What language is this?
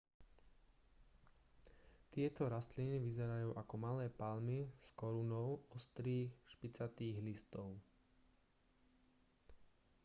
Slovak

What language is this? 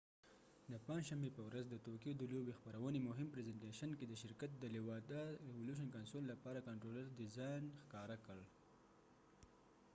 Pashto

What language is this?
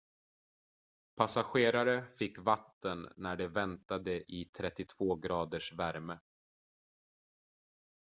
Swedish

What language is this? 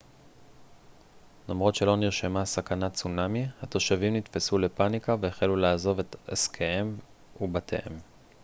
Hebrew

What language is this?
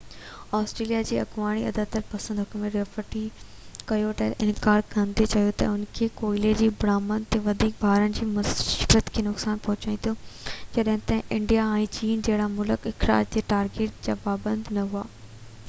Sindhi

